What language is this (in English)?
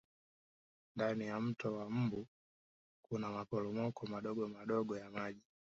Swahili